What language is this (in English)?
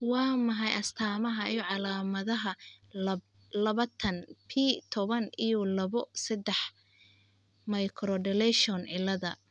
Somali